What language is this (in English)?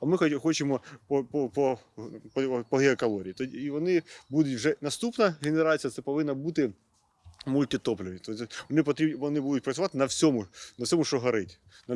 Ukrainian